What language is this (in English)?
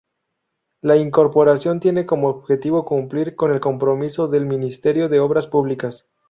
Spanish